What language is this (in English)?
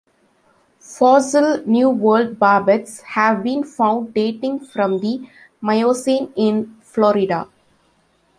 English